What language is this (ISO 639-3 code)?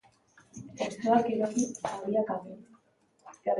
eus